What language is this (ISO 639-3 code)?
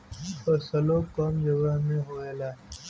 bho